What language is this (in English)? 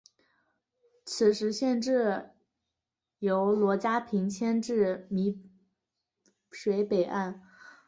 Chinese